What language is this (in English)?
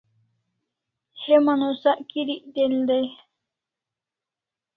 Kalasha